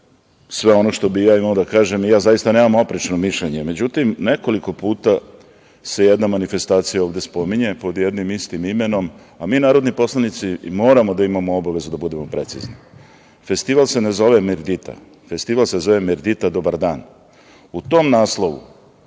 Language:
Serbian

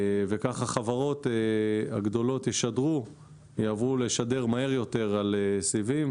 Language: Hebrew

